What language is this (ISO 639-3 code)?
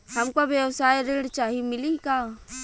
bho